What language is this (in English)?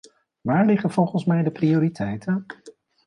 Dutch